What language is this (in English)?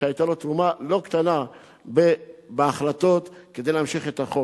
Hebrew